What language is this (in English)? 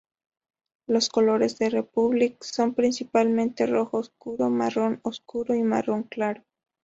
Spanish